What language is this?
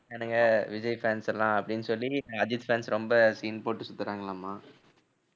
Tamil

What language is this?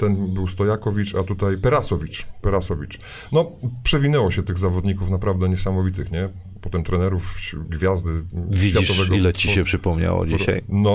Polish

